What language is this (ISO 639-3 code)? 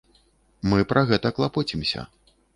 bel